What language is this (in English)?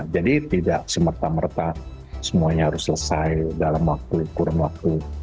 Indonesian